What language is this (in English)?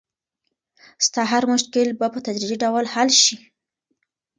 Pashto